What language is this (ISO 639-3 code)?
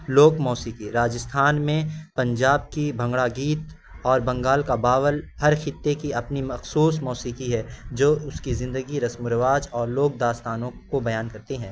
urd